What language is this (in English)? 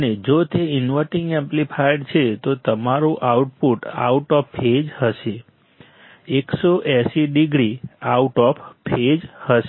Gujarati